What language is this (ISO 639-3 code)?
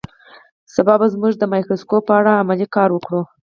pus